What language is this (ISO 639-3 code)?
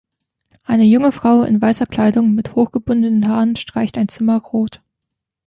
deu